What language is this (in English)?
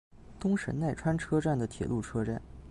Chinese